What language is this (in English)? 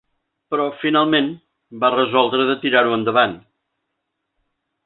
Catalan